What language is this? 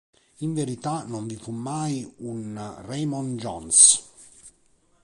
Italian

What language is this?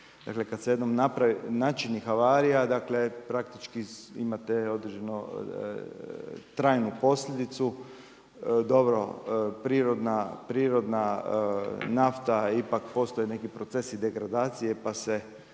Croatian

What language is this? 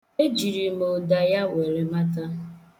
Igbo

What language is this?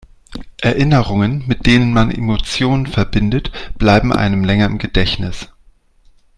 German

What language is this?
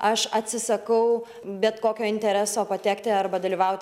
Lithuanian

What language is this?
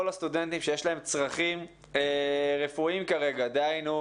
Hebrew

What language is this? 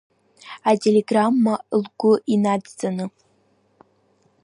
Abkhazian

